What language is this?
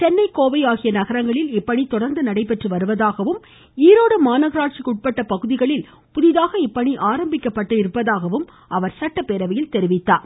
Tamil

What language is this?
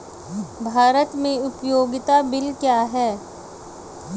Hindi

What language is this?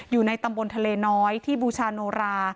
Thai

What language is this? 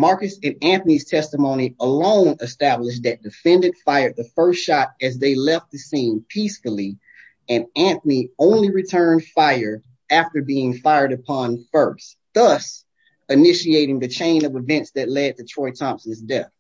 English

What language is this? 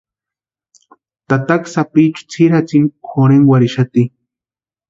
Western Highland Purepecha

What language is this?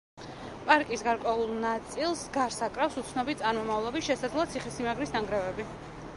Georgian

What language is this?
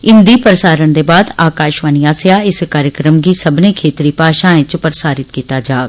Dogri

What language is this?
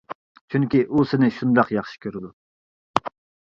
Uyghur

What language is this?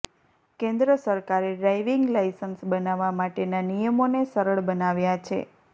Gujarati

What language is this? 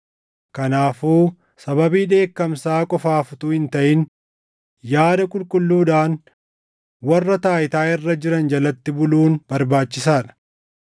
Oromo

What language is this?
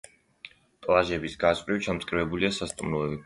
Georgian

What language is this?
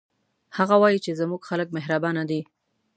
Pashto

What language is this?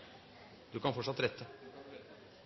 Norwegian Bokmål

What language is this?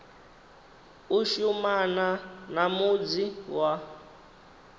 Venda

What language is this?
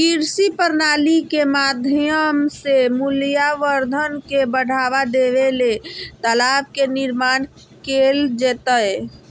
Magahi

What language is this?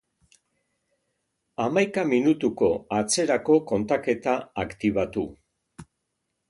Basque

